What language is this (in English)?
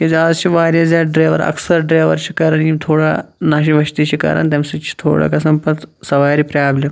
Kashmiri